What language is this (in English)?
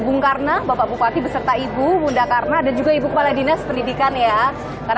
Indonesian